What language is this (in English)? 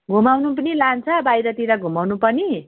Nepali